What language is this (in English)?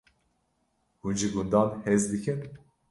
Kurdish